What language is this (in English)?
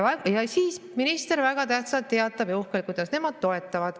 Estonian